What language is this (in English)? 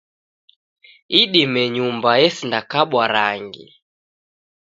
Taita